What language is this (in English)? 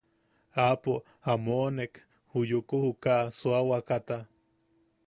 Yaqui